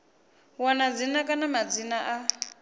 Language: Venda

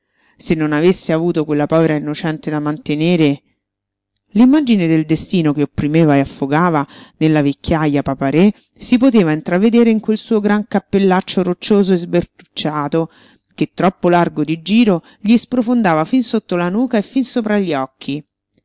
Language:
Italian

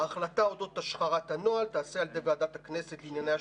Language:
Hebrew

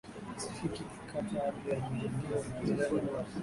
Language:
Swahili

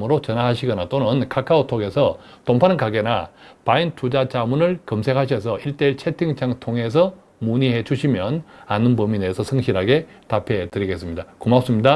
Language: Korean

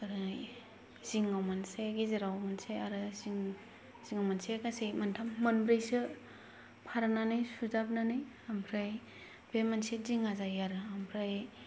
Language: Bodo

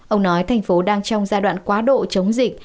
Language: Vietnamese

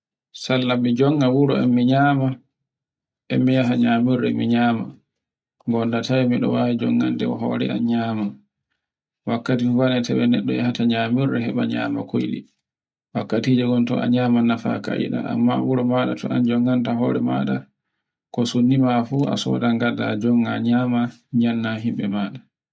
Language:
Borgu Fulfulde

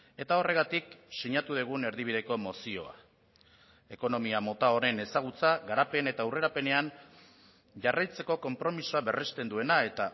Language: Basque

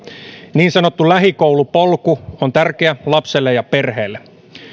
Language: Finnish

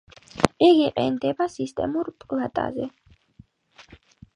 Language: Georgian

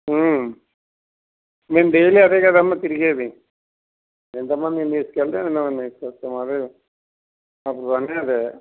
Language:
Telugu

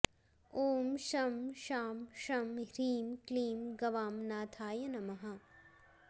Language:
Sanskrit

